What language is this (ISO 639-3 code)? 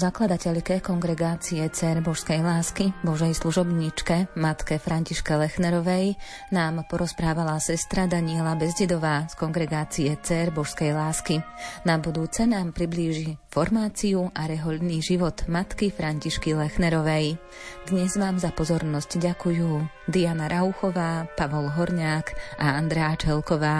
slk